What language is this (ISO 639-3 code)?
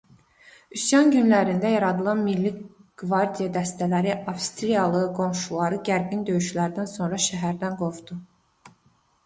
aze